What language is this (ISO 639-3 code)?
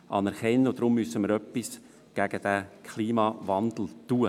gsw